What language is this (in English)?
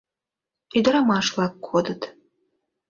Mari